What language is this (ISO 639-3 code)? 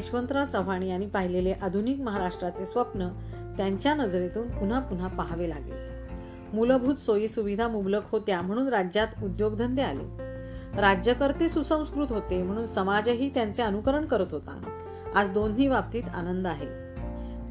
mar